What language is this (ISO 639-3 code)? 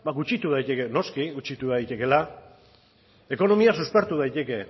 eus